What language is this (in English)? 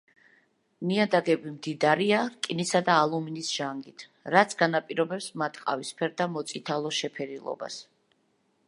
Georgian